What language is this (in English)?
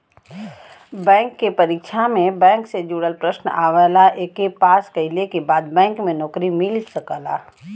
Bhojpuri